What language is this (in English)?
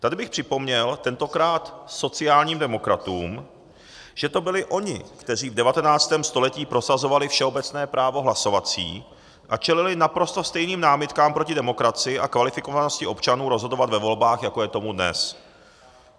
Czech